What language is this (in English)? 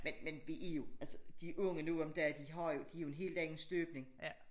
Danish